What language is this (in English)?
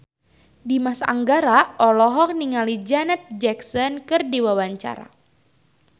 Sundanese